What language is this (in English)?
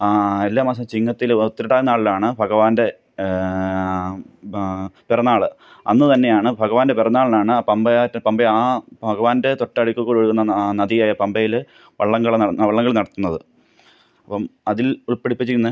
Malayalam